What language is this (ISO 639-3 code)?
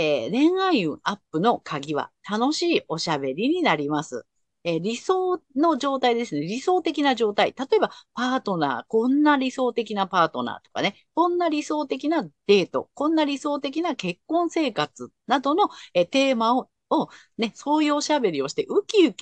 jpn